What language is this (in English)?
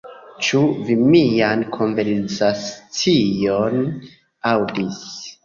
Esperanto